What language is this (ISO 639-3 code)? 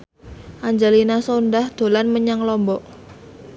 jav